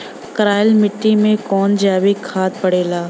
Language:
Bhojpuri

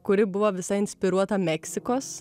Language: Lithuanian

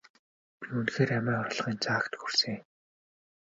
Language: Mongolian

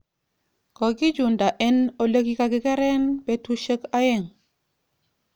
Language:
Kalenjin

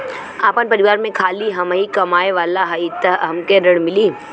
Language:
Bhojpuri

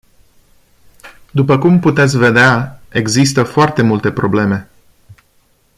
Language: Romanian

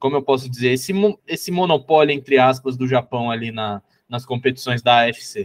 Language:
Portuguese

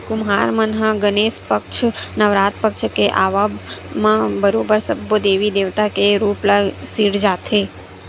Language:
Chhattisgarhi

